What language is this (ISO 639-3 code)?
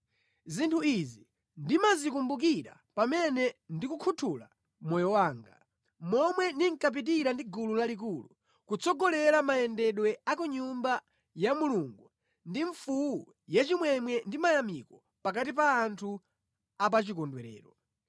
nya